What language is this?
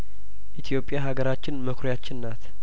Amharic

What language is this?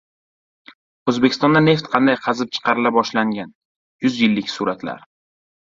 Uzbek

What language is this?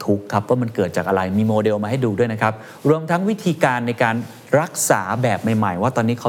Thai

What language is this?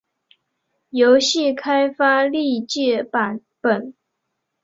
Chinese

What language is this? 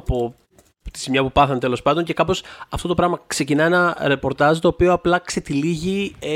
Greek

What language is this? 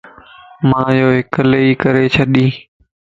Lasi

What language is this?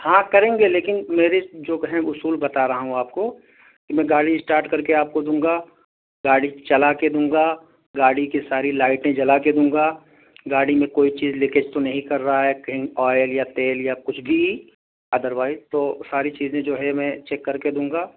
Urdu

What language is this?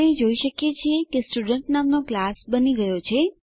Gujarati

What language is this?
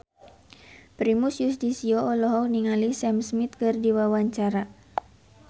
Sundanese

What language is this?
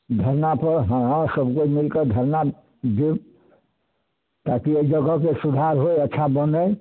Maithili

